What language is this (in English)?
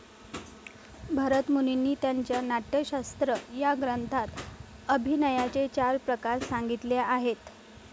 Marathi